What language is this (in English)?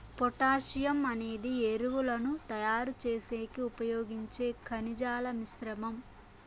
Telugu